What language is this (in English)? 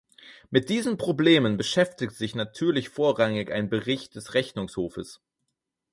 German